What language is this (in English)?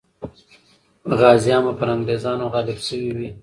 Pashto